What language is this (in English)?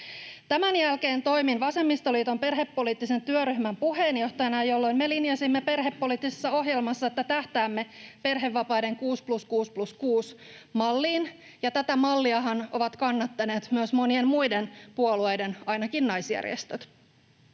Finnish